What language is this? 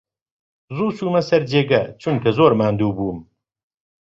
Central Kurdish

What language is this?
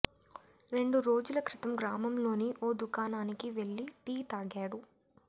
Telugu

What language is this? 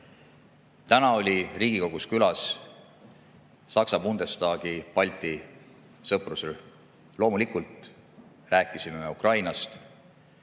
Estonian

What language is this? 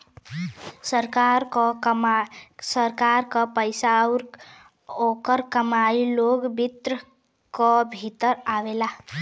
Bhojpuri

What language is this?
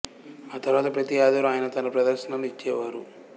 Telugu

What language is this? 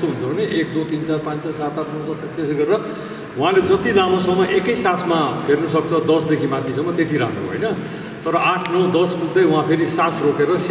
Romanian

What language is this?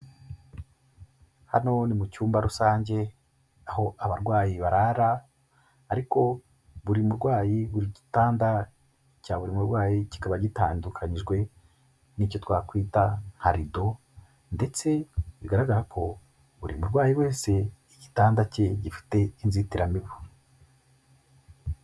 Kinyarwanda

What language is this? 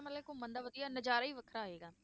Punjabi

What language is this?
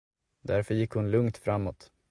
Swedish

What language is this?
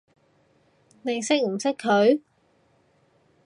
Cantonese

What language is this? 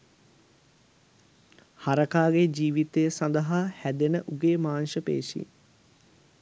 Sinhala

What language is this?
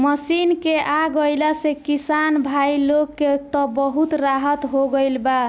Bhojpuri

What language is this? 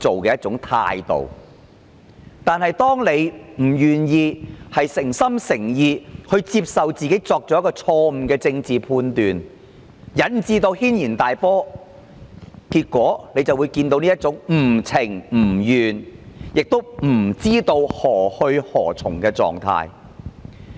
Cantonese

